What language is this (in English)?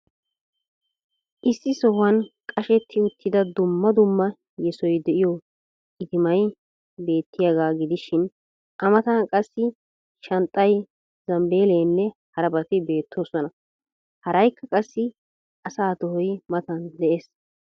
Wolaytta